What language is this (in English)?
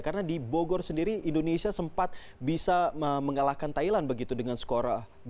Indonesian